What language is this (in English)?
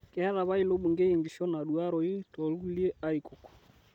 Masai